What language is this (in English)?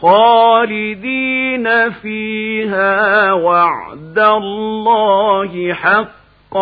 Arabic